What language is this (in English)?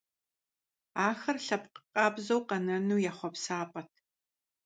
Kabardian